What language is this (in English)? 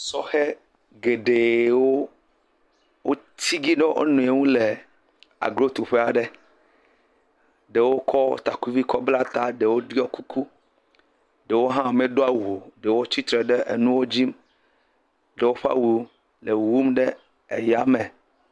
Ewe